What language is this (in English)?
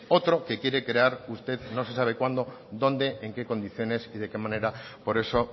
Spanish